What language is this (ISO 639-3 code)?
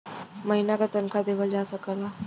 bho